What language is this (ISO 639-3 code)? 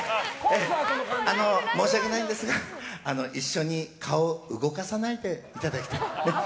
jpn